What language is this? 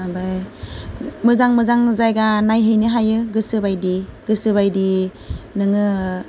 Bodo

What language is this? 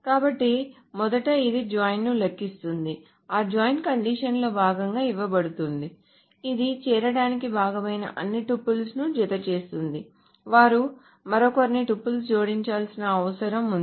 Telugu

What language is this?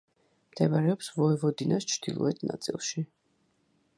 Georgian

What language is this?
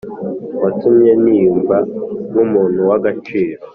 Kinyarwanda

